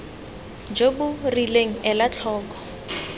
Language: Tswana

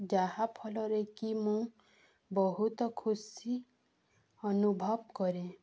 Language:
Odia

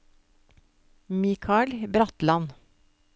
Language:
Norwegian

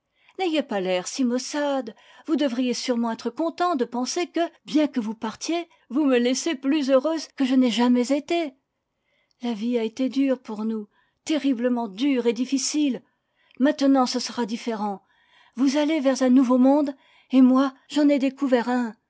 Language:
French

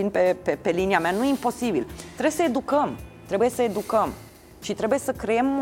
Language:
Romanian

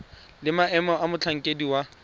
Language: Tswana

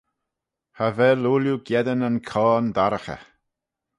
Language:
Manx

